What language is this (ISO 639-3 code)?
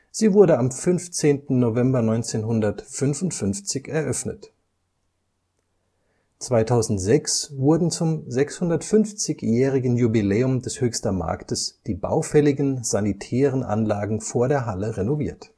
deu